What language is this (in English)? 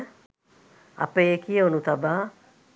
Sinhala